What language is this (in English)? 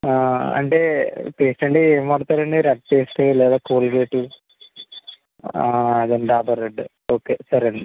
Telugu